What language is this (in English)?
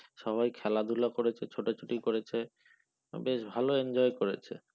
Bangla